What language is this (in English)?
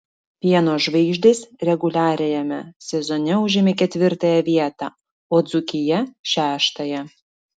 Lithuanian